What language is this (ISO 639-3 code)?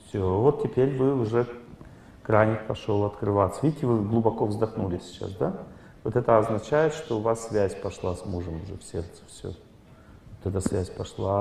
rus